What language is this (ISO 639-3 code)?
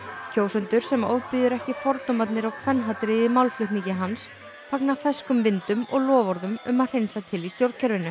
isl